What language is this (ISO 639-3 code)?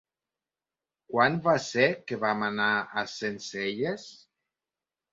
cat